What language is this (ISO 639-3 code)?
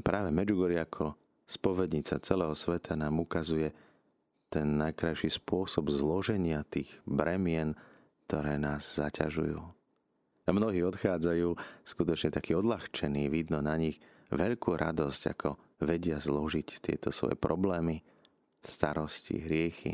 slk